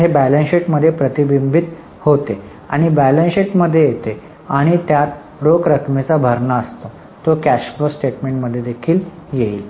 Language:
Marathi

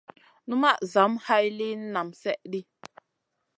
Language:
Masana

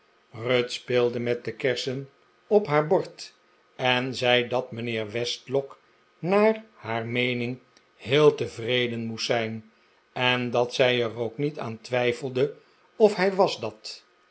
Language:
Dutch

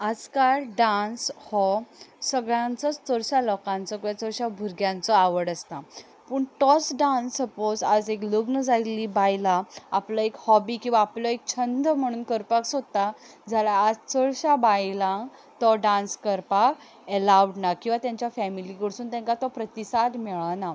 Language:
Konkani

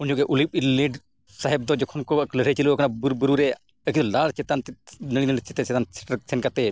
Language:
Santali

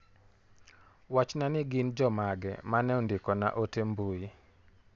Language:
Luo (Kenya and Tanzania)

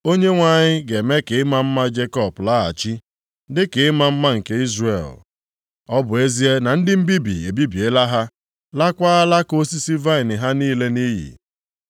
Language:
Igbo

